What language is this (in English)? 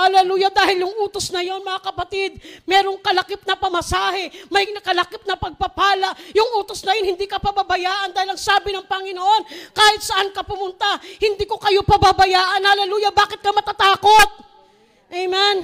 Filipino